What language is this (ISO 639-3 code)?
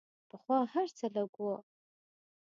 pus